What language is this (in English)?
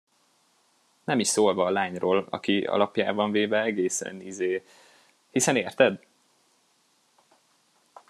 Hungarian